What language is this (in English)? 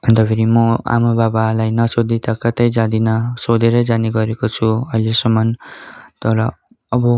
Nepali